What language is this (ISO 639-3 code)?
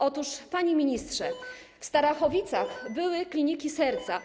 pol